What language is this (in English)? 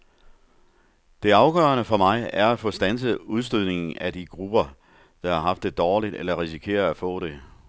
Danish